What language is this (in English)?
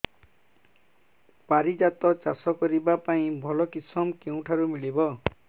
Odia